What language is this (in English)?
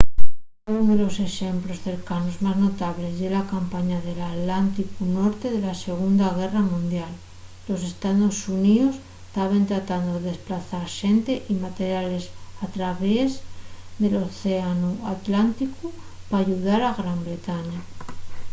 Asturian